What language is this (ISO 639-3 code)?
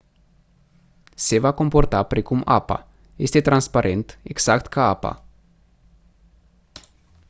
ron